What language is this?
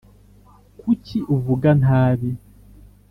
Kinyarwanda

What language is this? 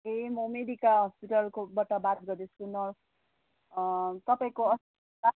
Nepali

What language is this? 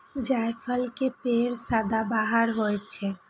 Maithili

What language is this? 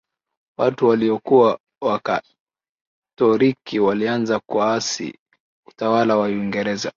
Swahili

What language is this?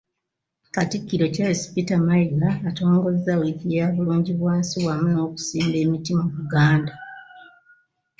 Ganda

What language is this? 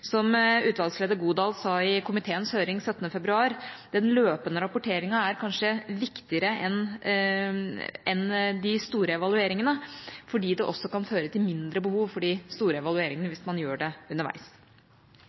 Norwegian Bokmål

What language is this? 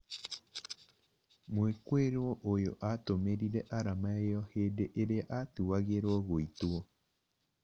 Kikuyu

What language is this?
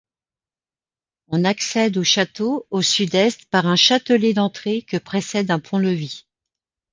French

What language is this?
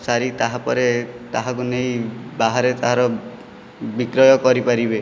Odia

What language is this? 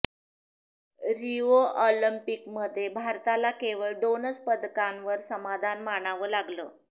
Marathi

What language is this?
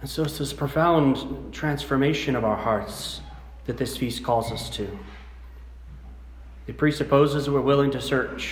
English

